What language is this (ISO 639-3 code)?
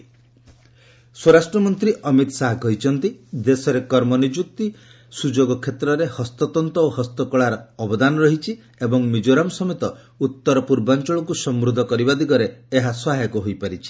ori